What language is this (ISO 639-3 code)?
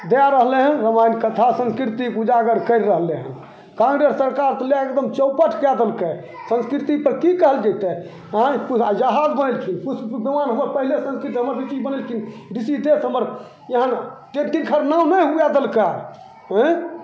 mai